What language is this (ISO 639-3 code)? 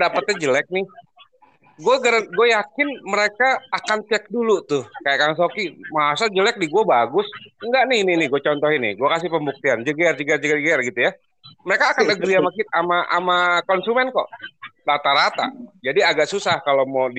ind